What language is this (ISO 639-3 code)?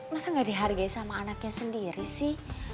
ind